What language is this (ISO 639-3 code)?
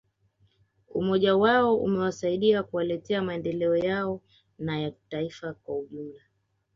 swa